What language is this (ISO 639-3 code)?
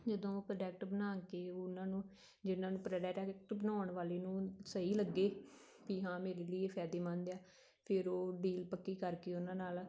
pan